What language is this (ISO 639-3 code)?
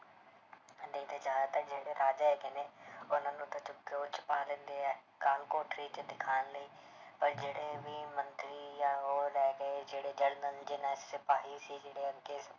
pan